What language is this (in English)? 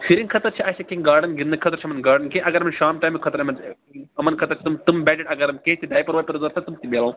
Kashmiri